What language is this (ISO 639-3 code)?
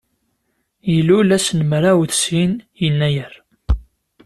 kab